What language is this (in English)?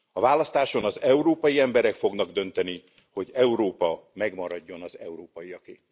Hungarian